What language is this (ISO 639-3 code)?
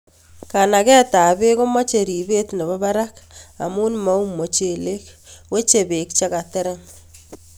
kln